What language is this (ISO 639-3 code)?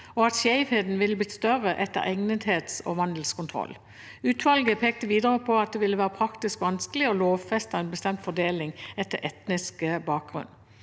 nor